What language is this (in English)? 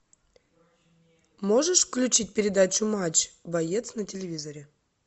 Russian